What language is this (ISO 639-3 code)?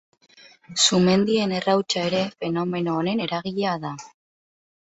eus